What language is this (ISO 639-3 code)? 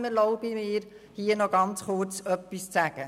gsw